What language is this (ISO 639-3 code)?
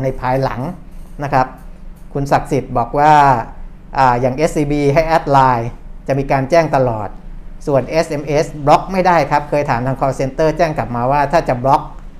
tha